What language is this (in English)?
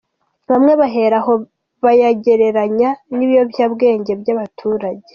Kinyarwanda